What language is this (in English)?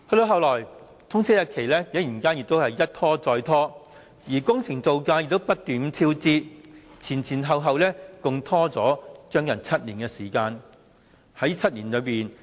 Cantonese